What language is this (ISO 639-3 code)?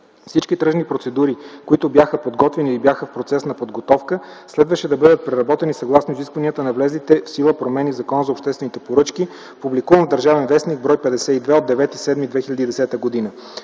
bul